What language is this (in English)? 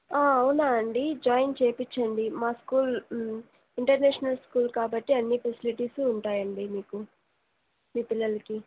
Telugu